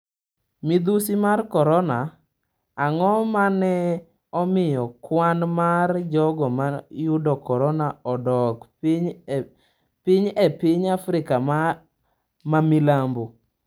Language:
Luo (Kenya and Tanzania)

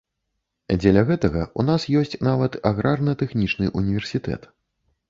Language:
Belarusian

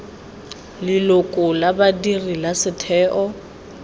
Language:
Tswana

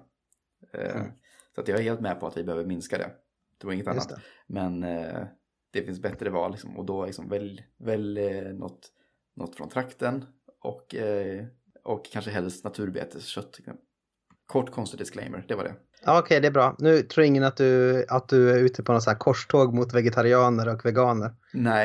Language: Swedish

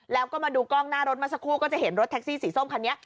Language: Thai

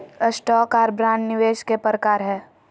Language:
Magahi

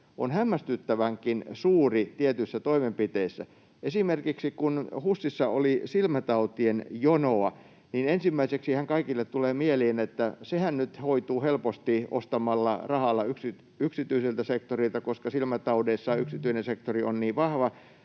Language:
Finnish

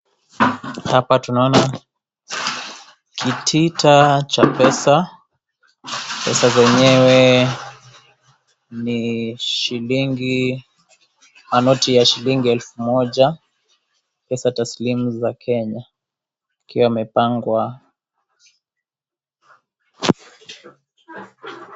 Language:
Swahili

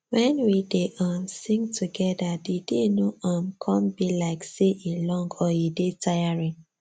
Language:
Nigerian Pidgin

